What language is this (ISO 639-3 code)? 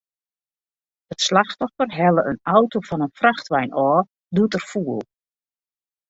fry